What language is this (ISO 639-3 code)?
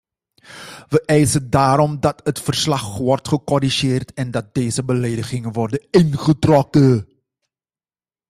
nld